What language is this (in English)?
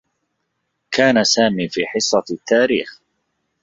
Arabic